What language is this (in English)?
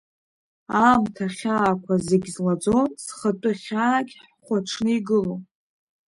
Abkhazian